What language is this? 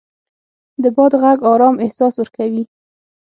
Pashto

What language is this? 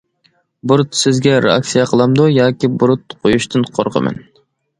Uyghur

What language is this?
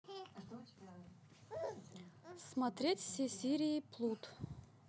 Russian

